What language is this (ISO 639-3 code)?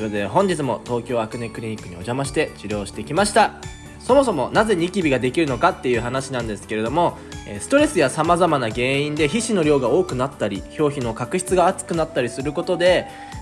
jpn